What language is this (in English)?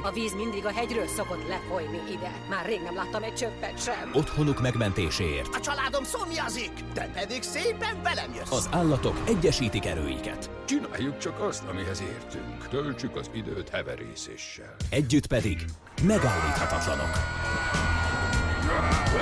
Hungarian